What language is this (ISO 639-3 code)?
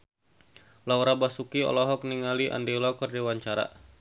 sun